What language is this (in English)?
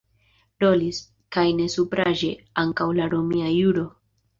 Esperanto